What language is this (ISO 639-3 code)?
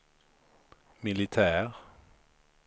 swe